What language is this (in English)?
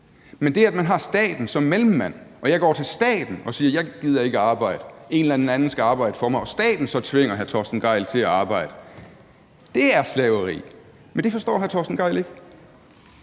Danish